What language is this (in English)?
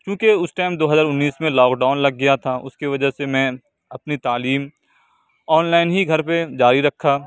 Urdu